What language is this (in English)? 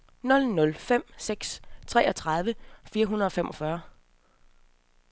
Danish